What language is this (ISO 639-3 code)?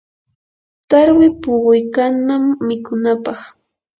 qur